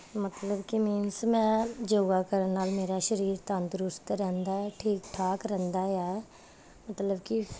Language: Punjabi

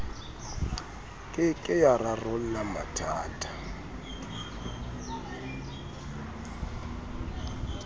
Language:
Southern Sotho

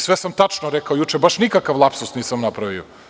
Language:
Serbian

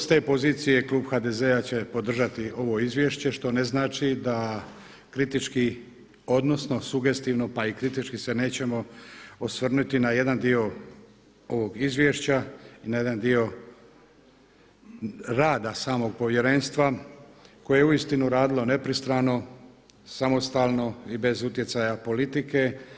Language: Croatian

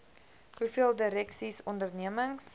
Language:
Afrikaans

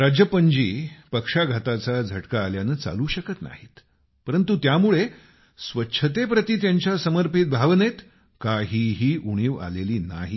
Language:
Marathi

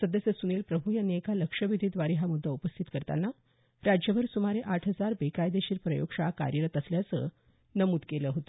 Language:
Marathi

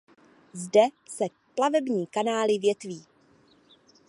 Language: Czech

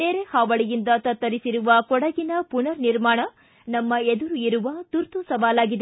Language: Kannada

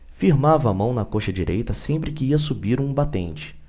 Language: Portuguese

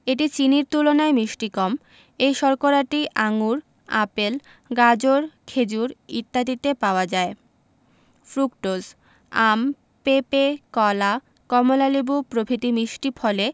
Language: Bangla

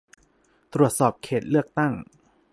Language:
Thai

